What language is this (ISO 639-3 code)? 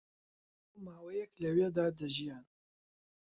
ckb